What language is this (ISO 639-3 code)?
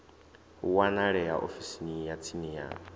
ven